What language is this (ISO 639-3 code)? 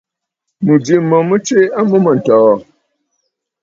bfd